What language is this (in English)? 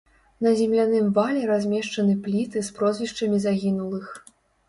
Belarusian